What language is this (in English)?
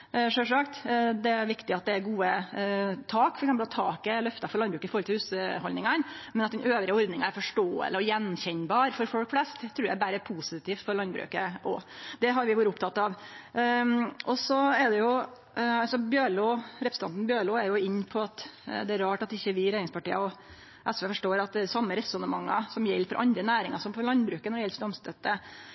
Norwegian Nynorsk